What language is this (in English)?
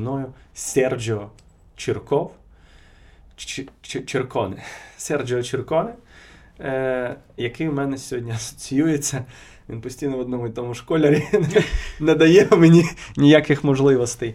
Ukrainian